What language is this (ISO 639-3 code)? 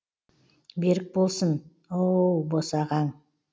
kaz